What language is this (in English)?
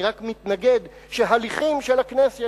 Hebrew